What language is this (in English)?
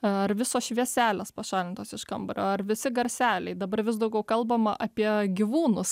Lithuanian